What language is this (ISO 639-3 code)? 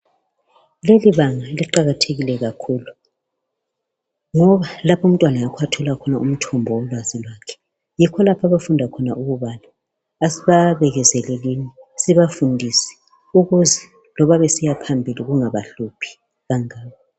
nde